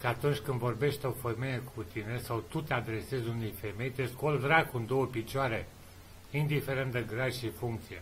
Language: Romanian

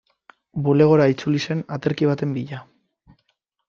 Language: Basque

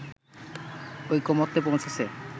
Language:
Bangla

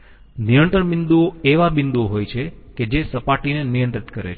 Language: Gujarati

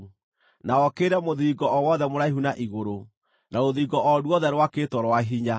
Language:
Kikuyu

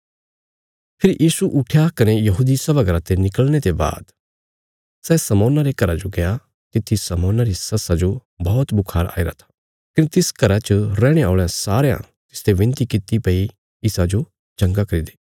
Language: Bilaspuri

